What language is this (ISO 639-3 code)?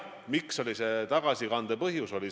est